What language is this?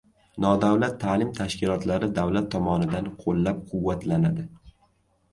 Uzbek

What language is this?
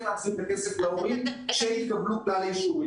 Hebrew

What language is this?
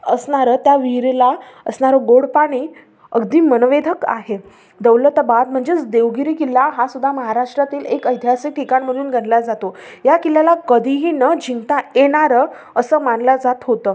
Marathi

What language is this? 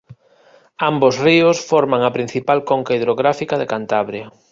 Galician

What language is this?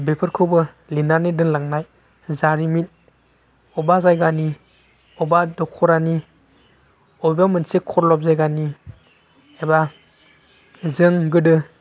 Bodo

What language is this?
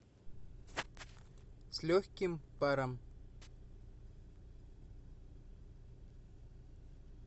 Russian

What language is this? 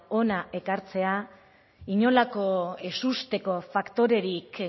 Basque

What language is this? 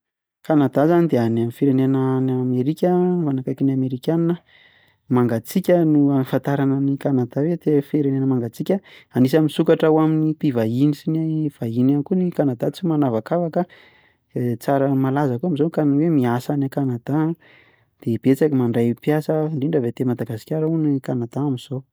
Malagasy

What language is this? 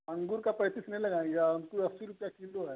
Hindi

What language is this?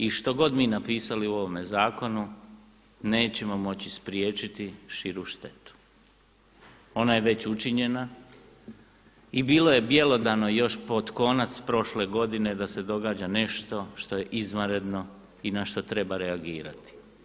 Croatian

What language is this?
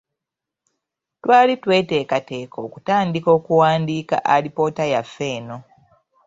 Ganda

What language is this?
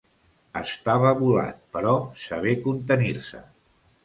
Catalan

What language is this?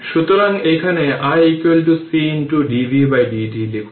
Bangla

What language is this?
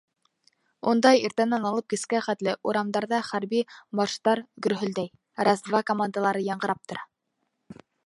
Bashkir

